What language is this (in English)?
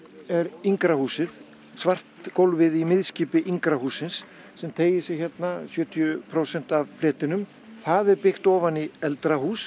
Icelandic